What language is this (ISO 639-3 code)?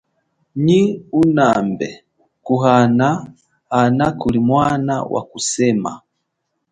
cjk